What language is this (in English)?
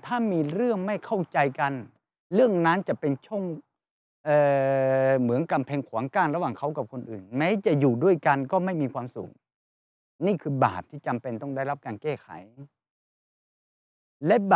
Thai